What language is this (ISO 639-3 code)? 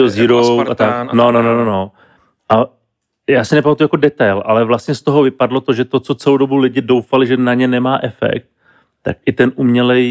ces